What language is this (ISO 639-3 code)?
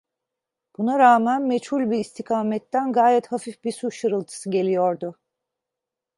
tur